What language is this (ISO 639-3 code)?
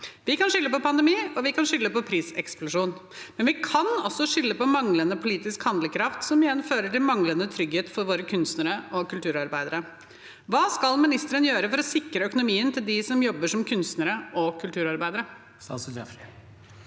nor